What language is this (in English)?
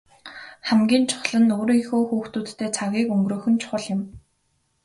Mongolian